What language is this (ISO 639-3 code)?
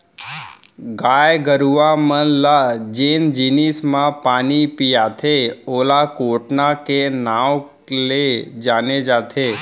hne